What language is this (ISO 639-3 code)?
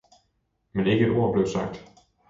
dan